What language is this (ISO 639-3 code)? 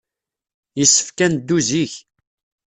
kab